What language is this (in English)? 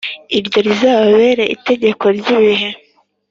Kinyarwanda